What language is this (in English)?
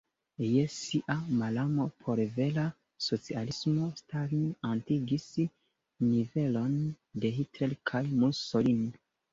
Esperanto